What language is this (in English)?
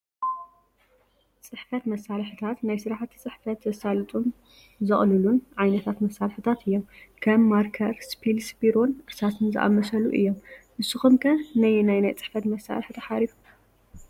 Tigrinya